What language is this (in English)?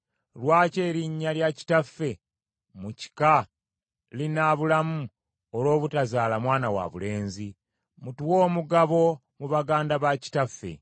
Ganda